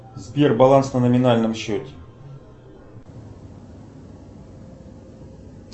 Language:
Russian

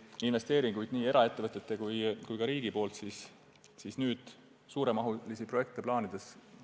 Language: Estonian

